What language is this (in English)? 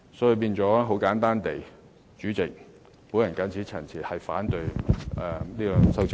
Cantonese